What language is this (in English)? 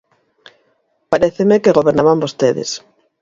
Galician